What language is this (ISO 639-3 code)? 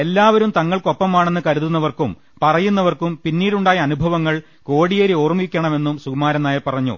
mal